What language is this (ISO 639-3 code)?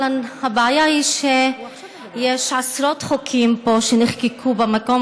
heb